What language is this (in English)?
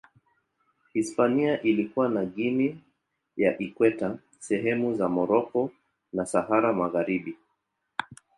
Swahili